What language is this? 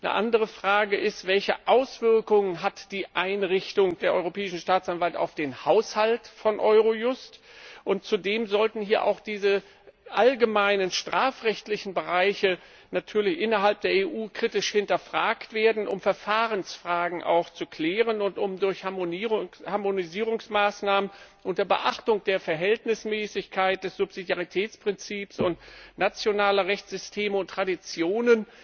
German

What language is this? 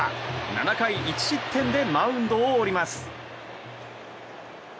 Japanese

